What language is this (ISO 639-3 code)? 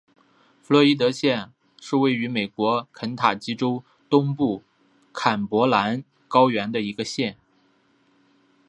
zho